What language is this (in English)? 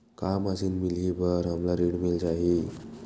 Chhattisgarhi